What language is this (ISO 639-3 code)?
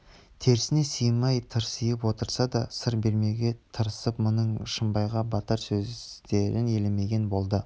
kaz